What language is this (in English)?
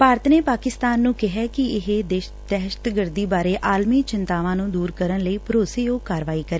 Punjabi